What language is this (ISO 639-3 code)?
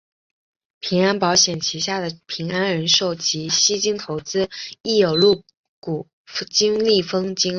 zho